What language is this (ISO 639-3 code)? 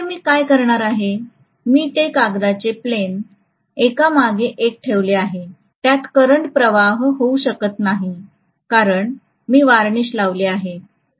mar